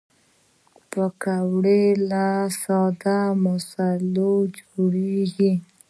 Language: Pashto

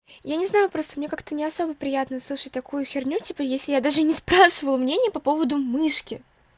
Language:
Russian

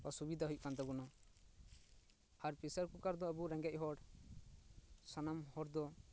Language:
Santali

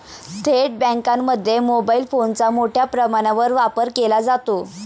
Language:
Marathi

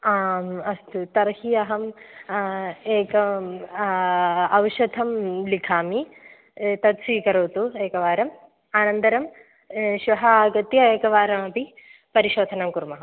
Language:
Sanskrit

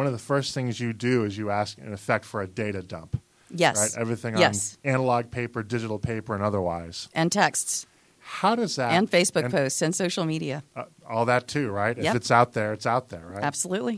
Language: English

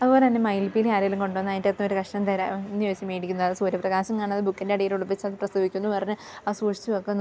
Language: Malayalam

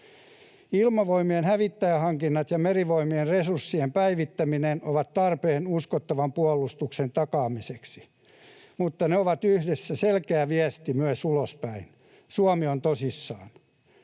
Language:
Finnish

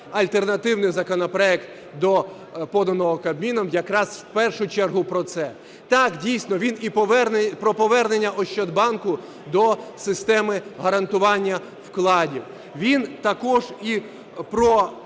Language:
Ukrainian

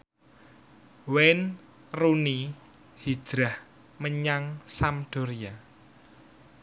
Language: Javanese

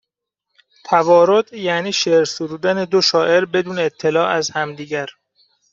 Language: Persian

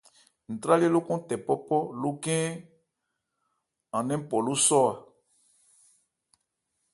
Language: Ebrié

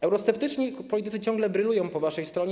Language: Polish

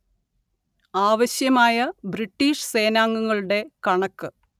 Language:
Malayalam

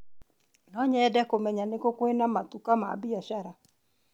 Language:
Kikuyu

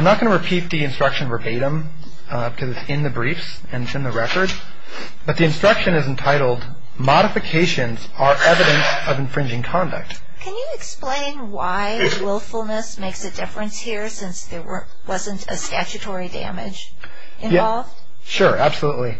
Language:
English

